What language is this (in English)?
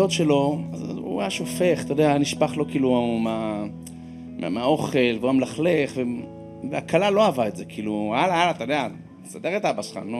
Hebrew